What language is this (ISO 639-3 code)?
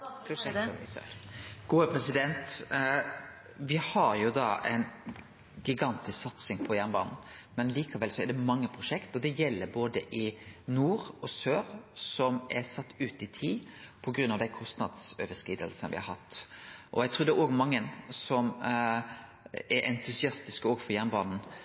nno